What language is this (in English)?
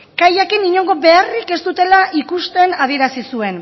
Basque